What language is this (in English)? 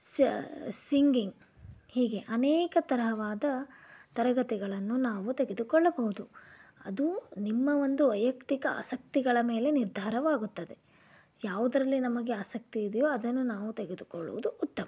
Kannada